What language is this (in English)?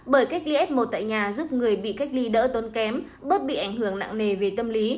Vietnamese